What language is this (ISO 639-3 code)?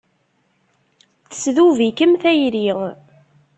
kab